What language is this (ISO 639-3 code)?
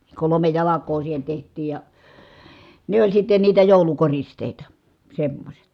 fin